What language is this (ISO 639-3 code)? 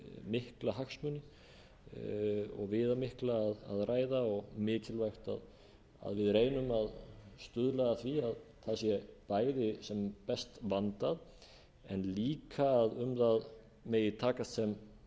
isl